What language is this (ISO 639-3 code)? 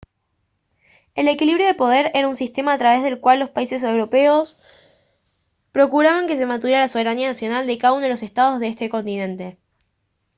spa